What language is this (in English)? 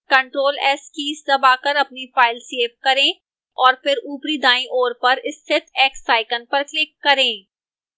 Hindi